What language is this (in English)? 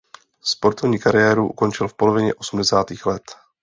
Czech